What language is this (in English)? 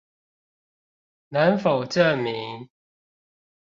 Chinese